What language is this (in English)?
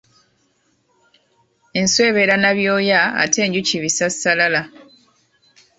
Ganda